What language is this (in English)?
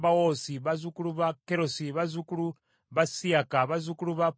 Ganda